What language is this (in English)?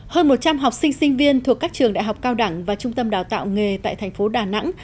Vietnamese